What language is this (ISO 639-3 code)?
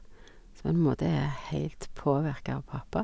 nor